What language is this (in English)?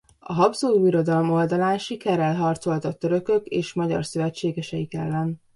Hungarian